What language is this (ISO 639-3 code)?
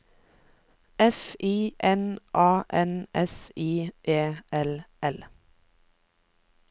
nor